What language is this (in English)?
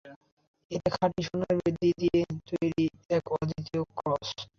Bangla